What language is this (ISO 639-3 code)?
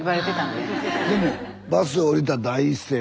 jpn